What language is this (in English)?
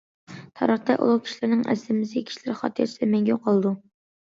Uyghur